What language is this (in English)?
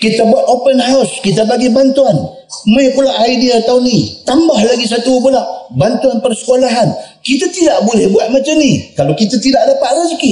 Malay